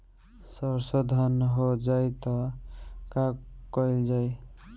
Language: Bhojpuri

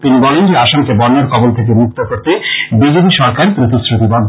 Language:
Bangla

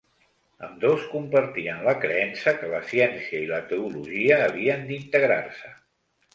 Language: Catalan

